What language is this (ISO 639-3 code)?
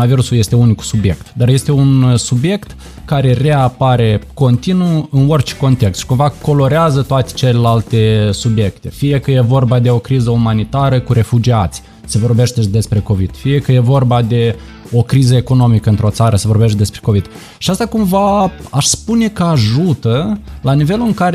ron